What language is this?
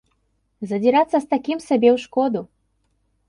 Belarusian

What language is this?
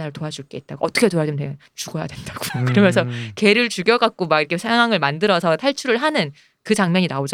Korean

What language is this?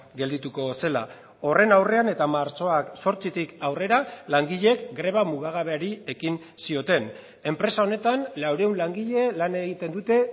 Basque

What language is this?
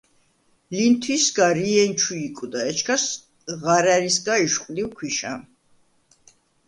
Svan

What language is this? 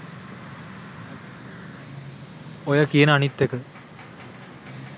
Sinhala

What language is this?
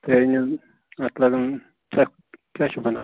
Kashmiri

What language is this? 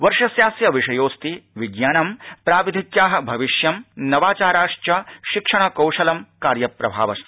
Sanskrit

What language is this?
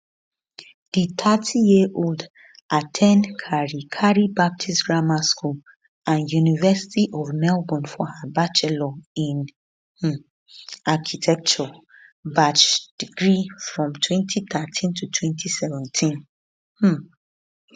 Nigerian Pidgin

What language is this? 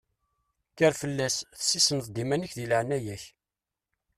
Kabyle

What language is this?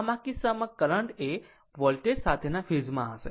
Gujarati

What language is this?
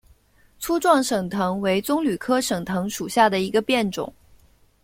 Chinese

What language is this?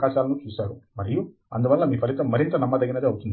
Telugu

